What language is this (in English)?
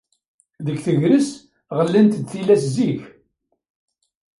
Kabyle